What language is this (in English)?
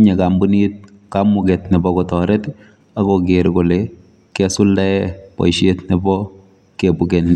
Kalenjin